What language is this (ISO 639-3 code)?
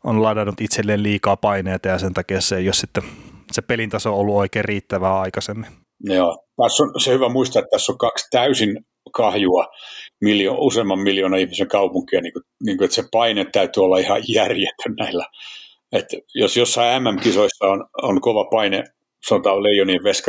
fin